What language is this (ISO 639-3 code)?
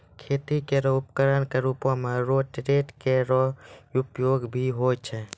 mai